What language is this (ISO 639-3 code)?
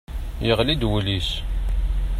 kab